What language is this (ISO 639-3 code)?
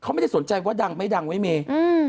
tha